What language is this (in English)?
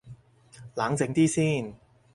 Cantonese